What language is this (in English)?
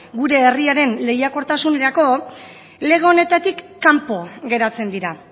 Basque